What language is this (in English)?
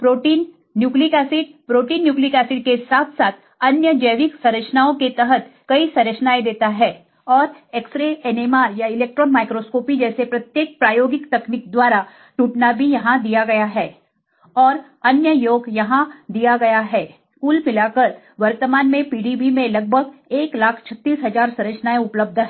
Hindi